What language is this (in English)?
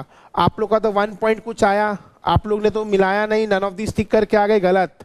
Hindi